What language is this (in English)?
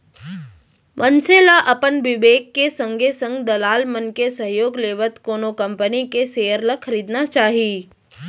Chhattisgarhi